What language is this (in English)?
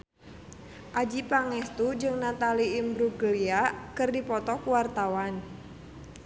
Sundanese